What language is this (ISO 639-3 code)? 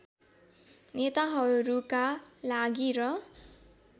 nep